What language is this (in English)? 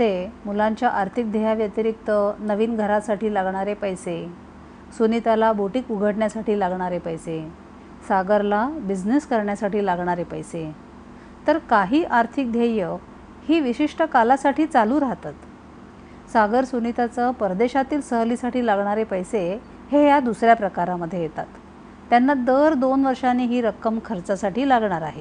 Marathi